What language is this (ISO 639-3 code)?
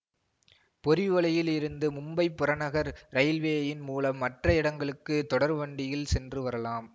tam